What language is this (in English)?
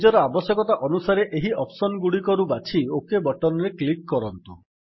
Odia